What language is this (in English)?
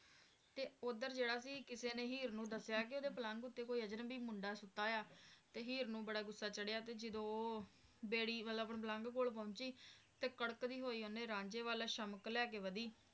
Punjabi